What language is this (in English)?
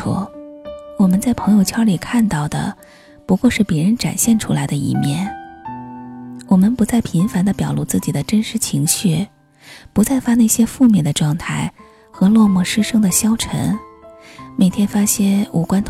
Chinese